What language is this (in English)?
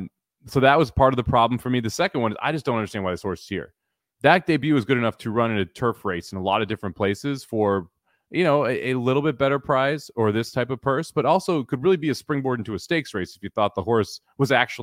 English